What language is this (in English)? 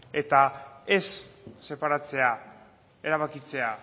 Basque